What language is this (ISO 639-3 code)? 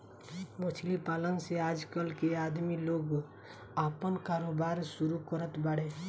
bho